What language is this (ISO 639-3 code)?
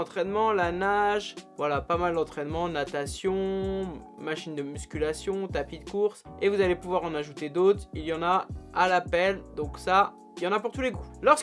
fra